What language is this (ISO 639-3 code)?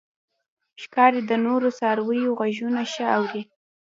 pus